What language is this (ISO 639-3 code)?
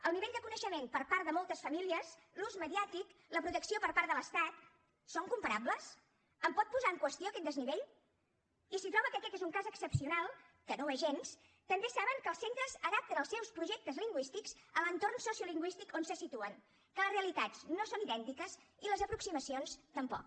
cat